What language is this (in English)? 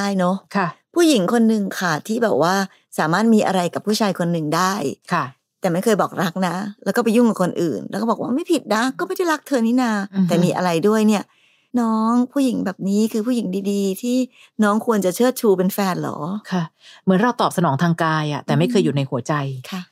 Thai